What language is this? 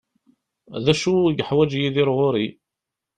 Kabyle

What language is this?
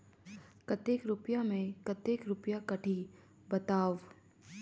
Chhattisgarhi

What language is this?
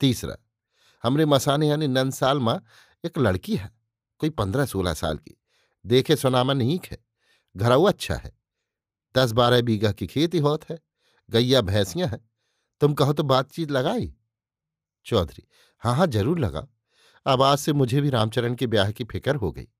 Hindi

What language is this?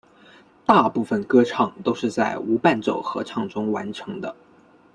Chinese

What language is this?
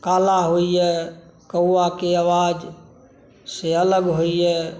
Maithili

